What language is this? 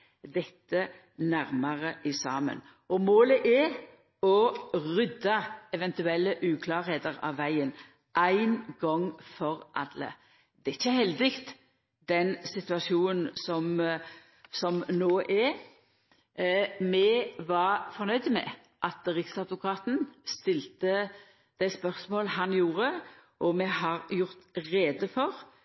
Norwegian Nynorsk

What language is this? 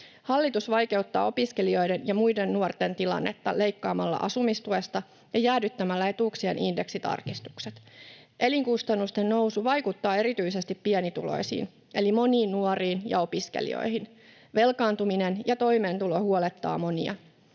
Finnish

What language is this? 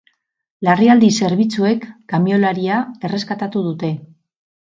Basque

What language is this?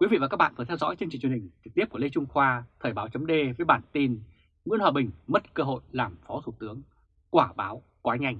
Vietnamese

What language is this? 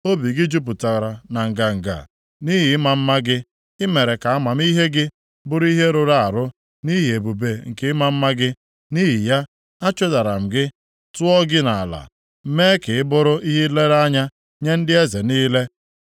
Igbo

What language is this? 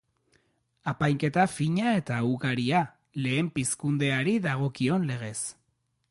Basque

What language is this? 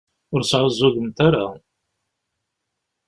Kabyle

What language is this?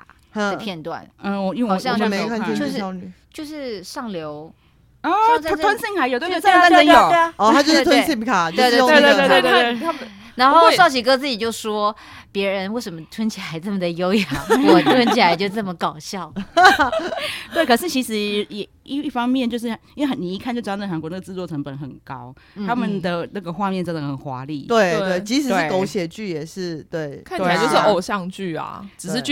Chinese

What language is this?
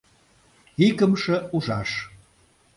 Mari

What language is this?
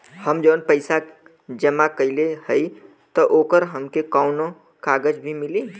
Bhojpuri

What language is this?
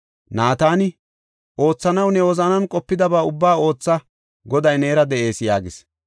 Gofa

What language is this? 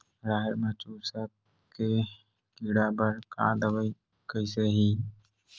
Chhattisgarhi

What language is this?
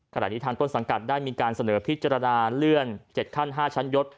Thai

